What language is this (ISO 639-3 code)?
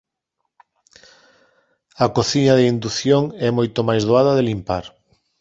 glg